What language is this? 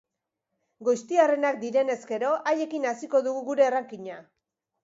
Basque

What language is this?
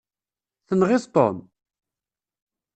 Kabyle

